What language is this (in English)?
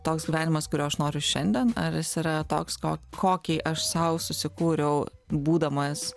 Lithuanian